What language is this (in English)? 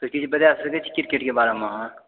Maithili